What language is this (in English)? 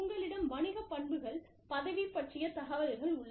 Tamil